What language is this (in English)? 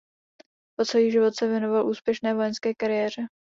Czech